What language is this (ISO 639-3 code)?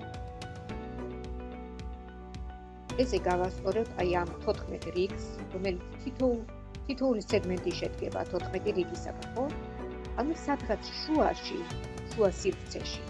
rus